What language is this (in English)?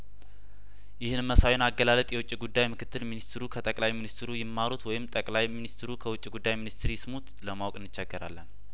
Amharic